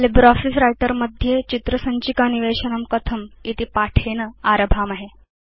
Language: Sanskrit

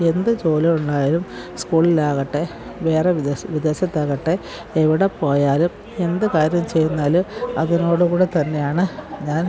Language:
Malayalam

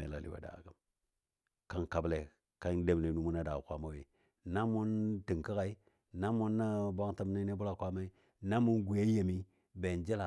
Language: Dadiya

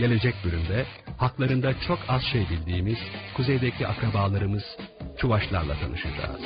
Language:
Turkish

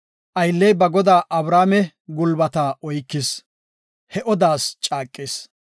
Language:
Gofa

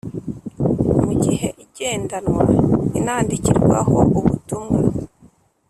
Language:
Kinyarwanda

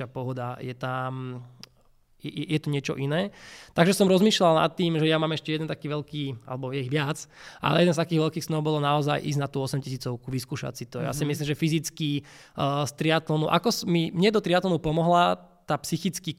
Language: Slovak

